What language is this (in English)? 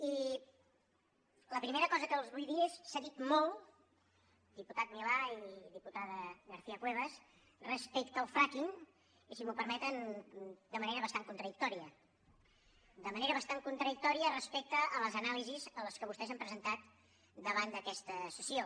Catalan